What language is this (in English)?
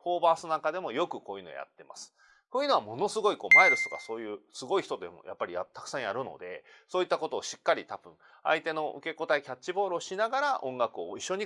Japanese